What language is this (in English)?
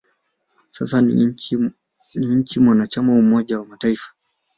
Swahili